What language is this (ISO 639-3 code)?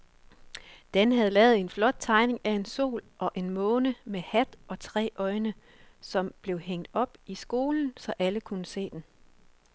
dan